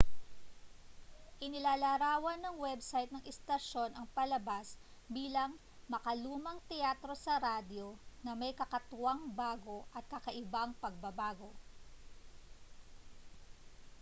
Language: Filipino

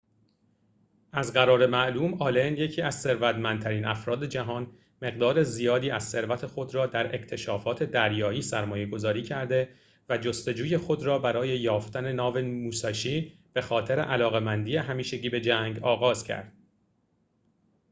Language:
Persian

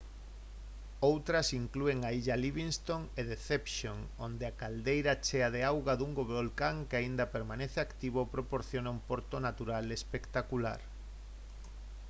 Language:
Galician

